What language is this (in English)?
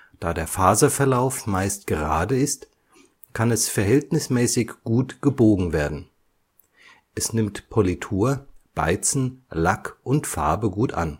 German